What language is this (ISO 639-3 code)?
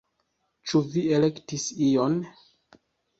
epo